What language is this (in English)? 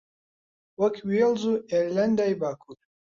Central Kurdish